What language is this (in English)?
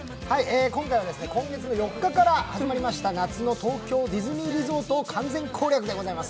Japanese